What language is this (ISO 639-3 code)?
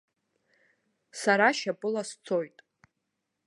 abk